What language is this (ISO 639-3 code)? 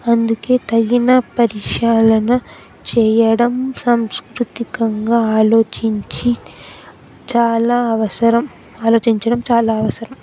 tel